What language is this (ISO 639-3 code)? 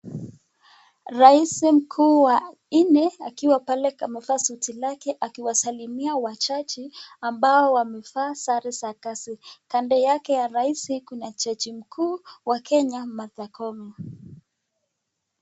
swa